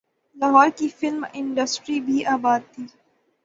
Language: Urdu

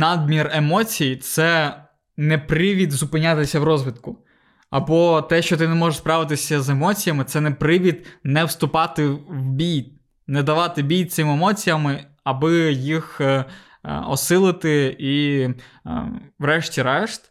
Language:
Ukrainian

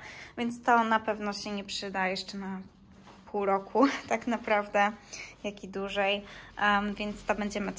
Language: Polish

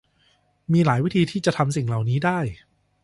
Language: Thai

